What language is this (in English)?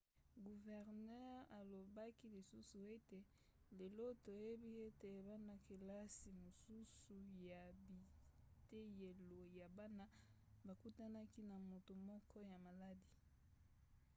Lingala